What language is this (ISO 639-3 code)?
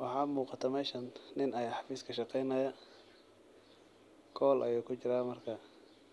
som